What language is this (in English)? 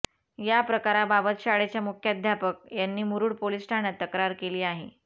Marathi